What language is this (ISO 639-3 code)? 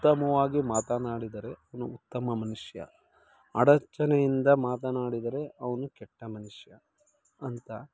kan